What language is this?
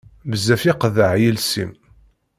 Kabyle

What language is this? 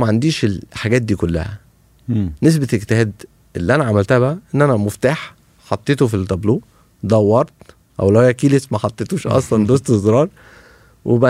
Arabic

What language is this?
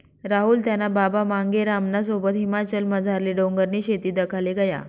Marathi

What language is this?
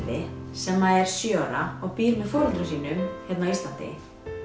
Icelandic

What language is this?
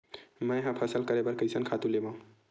Chhattisgarhi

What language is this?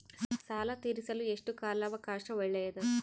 Kannada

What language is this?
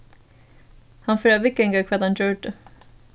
Faroese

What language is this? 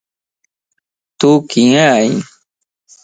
Lasi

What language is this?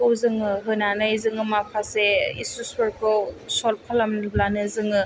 Bodo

